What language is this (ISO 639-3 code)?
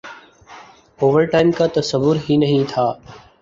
urd